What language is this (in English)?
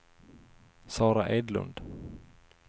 Swedish